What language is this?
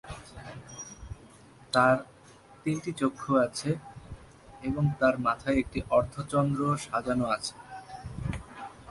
Bangla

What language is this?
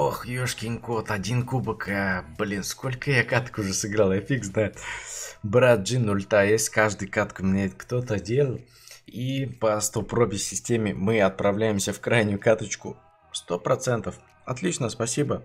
Russian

